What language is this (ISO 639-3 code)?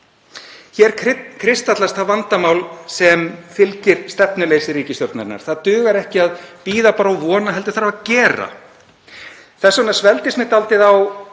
isl